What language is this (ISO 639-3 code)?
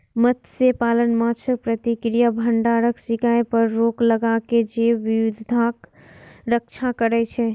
mai